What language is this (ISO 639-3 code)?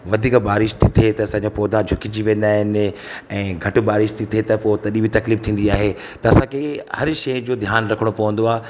snd